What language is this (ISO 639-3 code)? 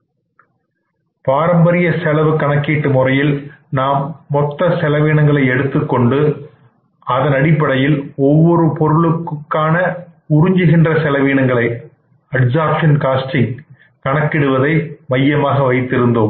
tam